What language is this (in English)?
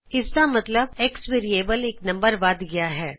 Punjabi